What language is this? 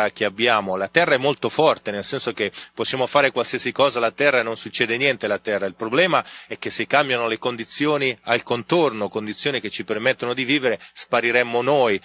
Italian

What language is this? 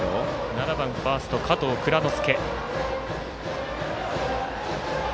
Japanese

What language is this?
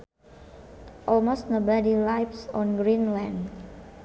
Sundanese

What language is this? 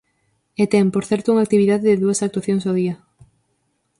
Galician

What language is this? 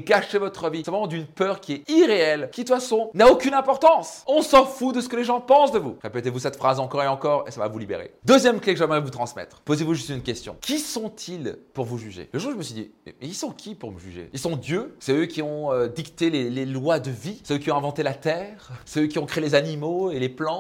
French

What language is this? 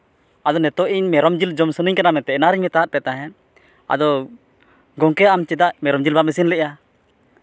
Santali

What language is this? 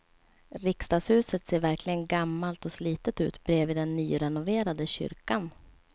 Swedish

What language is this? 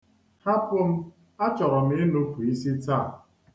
Igbo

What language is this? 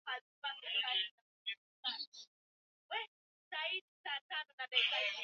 Swahili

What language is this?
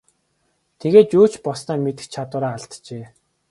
Mongolian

